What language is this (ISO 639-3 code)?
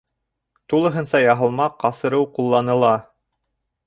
bak